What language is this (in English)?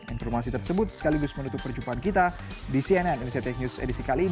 Indonesian